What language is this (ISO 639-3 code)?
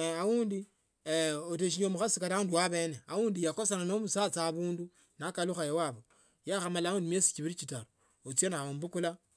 lto